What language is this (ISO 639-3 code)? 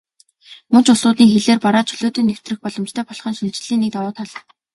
mon